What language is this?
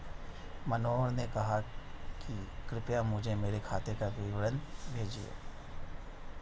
Hindi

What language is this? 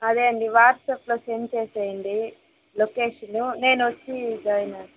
Telugu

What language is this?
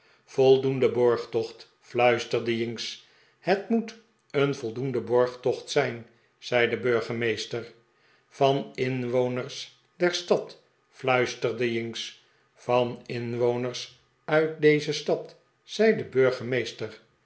Dutch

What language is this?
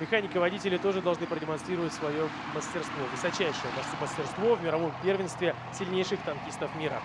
Russian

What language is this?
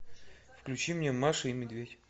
Russian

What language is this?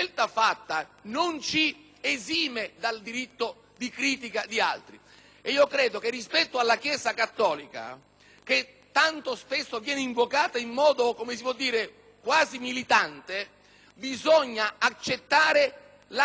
Italian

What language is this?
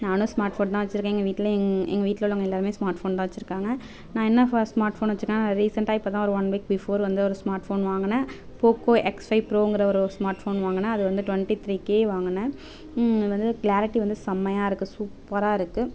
Tamil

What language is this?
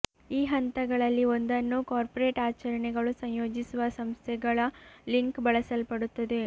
Kannada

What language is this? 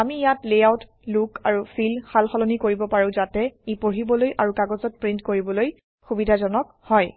Assamese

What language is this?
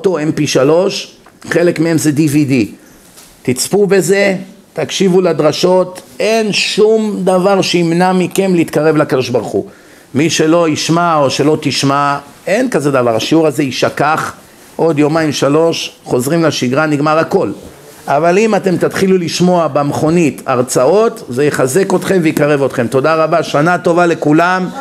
Hebrew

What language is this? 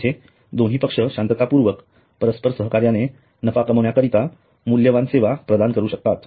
Marathi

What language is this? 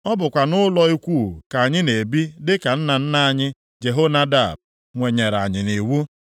Igbo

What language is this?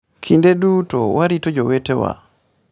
Luo (Kenya and Tanzania)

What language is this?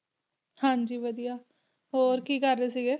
Punjabi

